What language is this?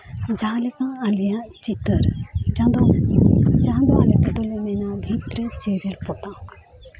Santali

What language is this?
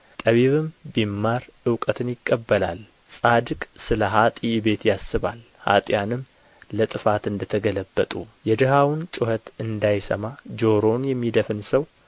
Amharic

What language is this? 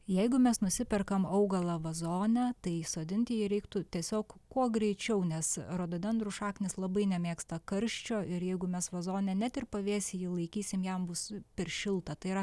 Lithuanian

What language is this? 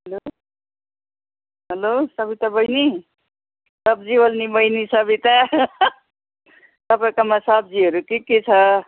Nepali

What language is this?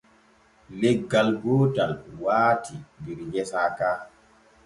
Borgu Fulfulde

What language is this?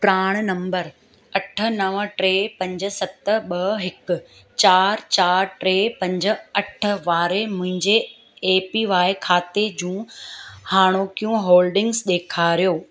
Sindhi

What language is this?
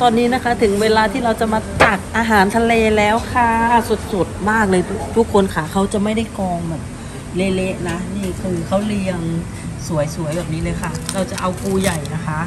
Thai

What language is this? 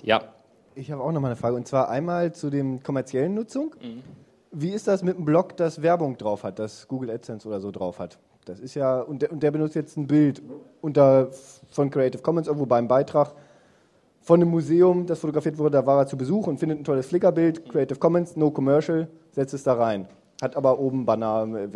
German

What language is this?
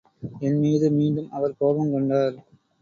Tamil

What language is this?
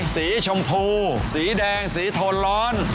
Thai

